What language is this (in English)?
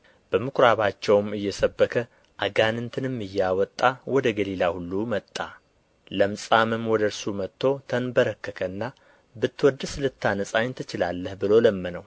Amharic